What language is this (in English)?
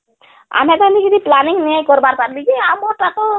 Odia